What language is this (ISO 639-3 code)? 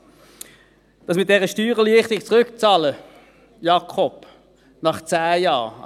gsw